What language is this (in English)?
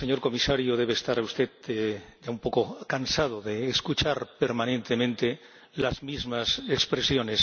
Spanish